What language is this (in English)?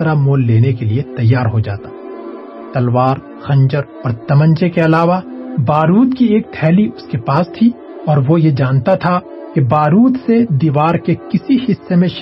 Urdu